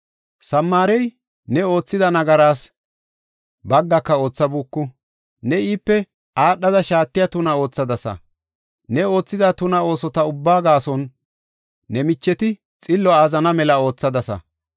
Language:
Gofa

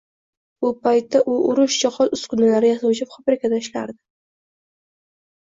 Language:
Uzbek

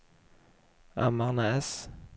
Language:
Swedish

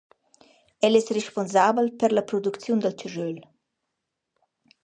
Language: Romansh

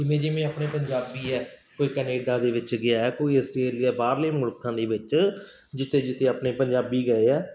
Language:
Punjabi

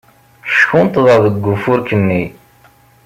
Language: Kabyle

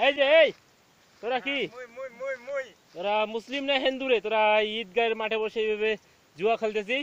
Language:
French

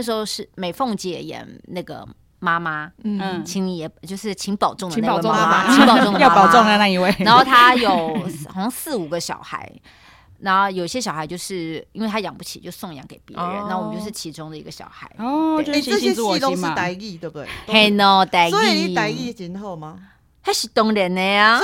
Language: Chinese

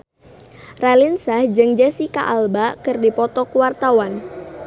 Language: Sundanese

